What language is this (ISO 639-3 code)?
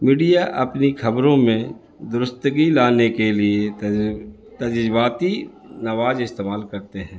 urd